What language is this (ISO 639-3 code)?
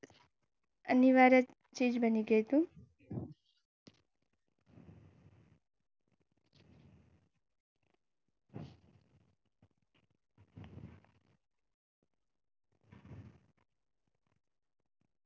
guj